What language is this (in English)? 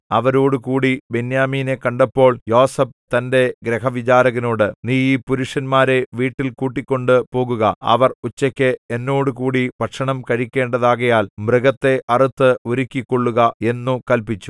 Malayalam